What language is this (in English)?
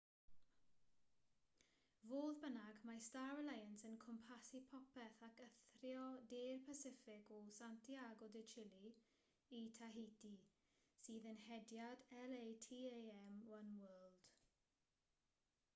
Welsh